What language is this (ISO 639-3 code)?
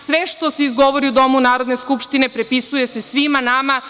srp